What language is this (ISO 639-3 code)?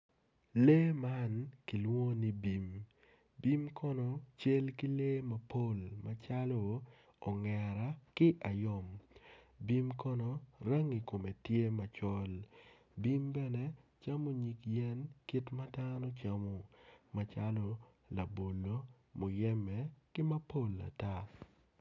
ach